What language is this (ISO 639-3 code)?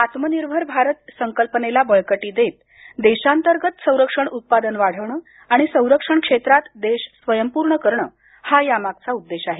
mar